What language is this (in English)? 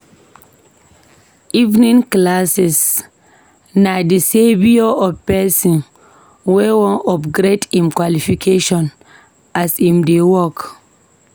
Nigerian Pidgin